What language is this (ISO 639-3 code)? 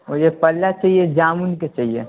urd